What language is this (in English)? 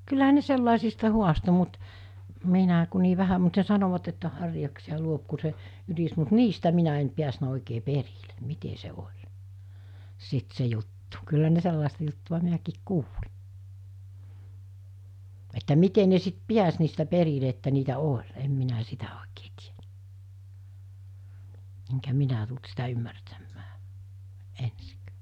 Finnish